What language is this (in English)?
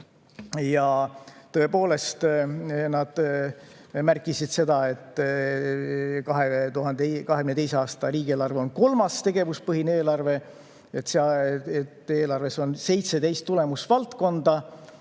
Estonian